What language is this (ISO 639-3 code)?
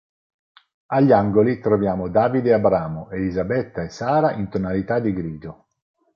ita